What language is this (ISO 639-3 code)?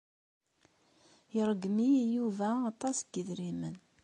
kab